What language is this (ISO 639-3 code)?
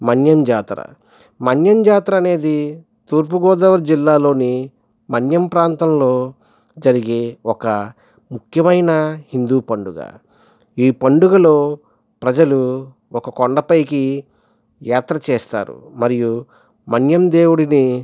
tel